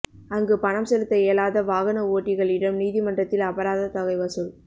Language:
Tamil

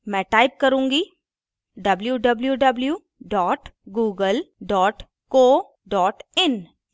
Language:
Hindi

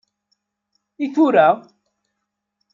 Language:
Kabyle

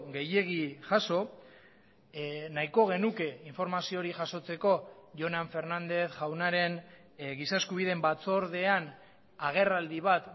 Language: Basque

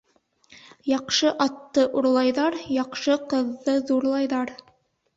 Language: Bashkir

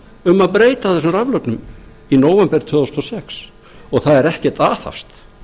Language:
Icelandic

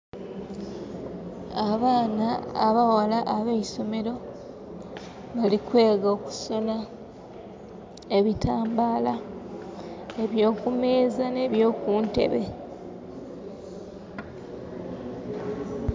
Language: Soga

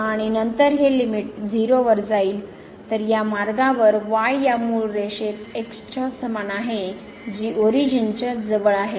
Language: Marathi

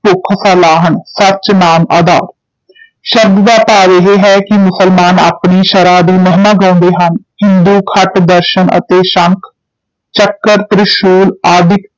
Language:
Punjabi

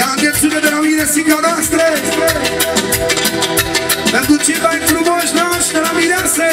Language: Romanian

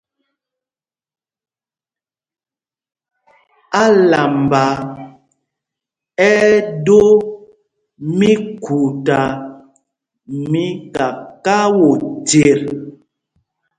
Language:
Mpumpong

